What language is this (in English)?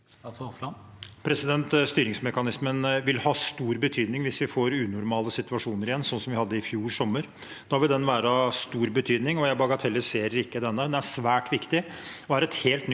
Norwegian